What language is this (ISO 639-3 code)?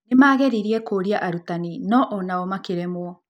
kik